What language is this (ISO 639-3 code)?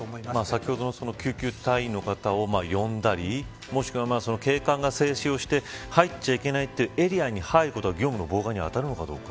jpn